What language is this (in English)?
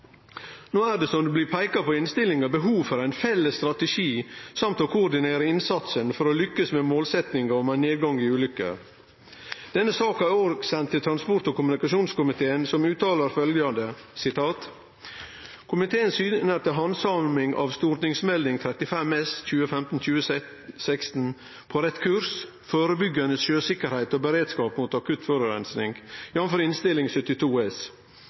Norwegian Nynorsk